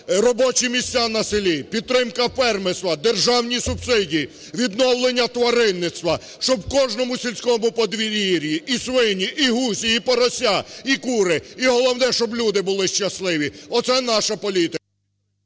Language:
Ukrainian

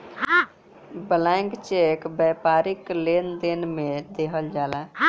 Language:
Bhojpuri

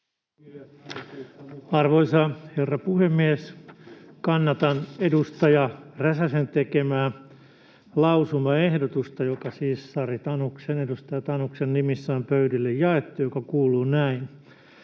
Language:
Finnish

